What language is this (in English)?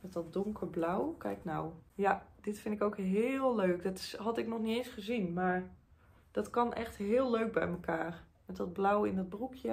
Dutch